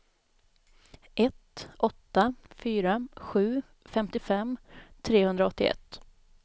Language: Swedish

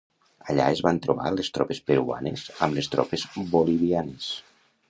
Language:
Catalan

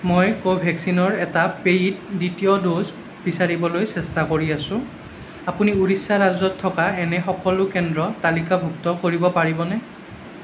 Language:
Assamese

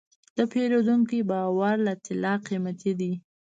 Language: Pashto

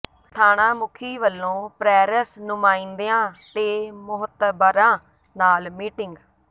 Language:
Punjabi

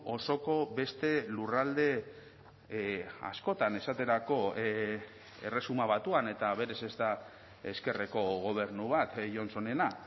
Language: Basque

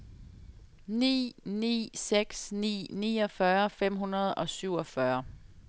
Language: Danish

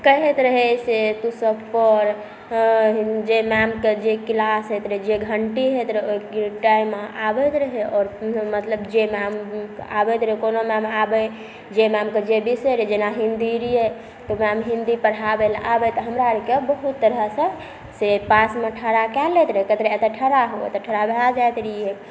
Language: Maithili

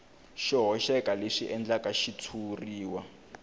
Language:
Tsonga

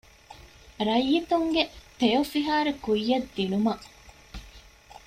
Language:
Divehi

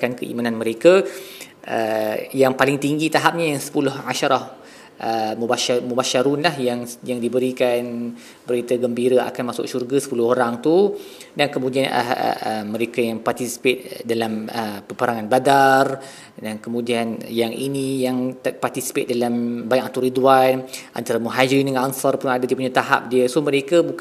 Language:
Malay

